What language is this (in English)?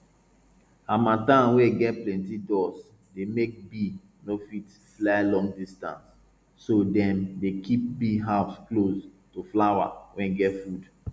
Nigerian Pidgin